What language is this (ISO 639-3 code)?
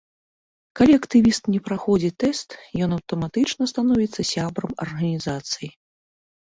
bel